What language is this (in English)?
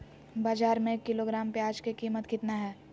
Magahi